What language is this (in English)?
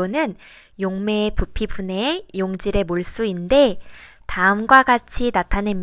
Korean